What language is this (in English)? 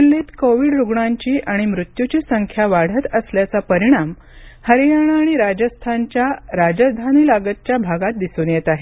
Marathi